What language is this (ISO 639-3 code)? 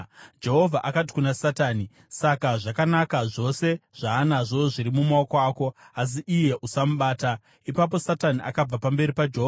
sna